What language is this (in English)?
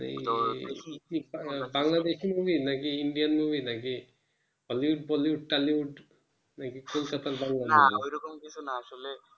Bangla